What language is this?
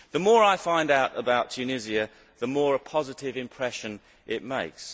English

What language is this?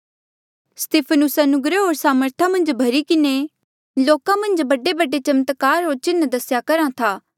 Mandeali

